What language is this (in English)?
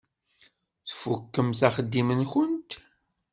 Kabyle